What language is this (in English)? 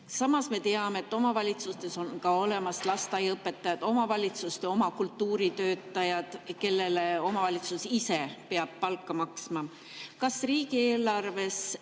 Estonian